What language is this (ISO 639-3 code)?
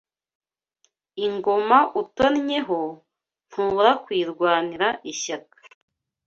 kin